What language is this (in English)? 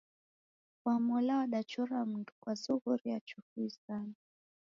Taita